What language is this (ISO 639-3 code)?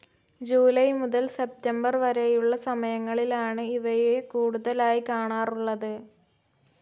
mal